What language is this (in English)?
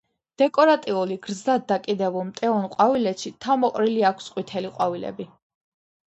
Georgian